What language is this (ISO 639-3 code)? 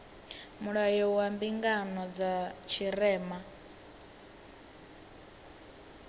ven